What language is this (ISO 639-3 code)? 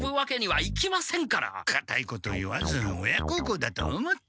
jpn